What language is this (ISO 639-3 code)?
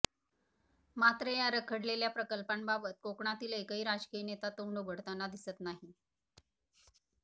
mar